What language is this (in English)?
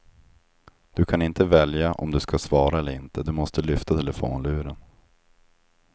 Swedish